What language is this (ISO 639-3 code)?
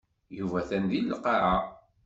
kab